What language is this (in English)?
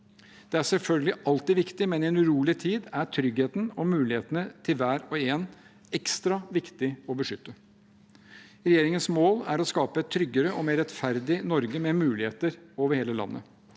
Norwegian